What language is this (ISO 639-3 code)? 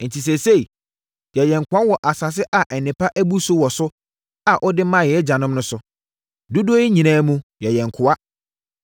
aka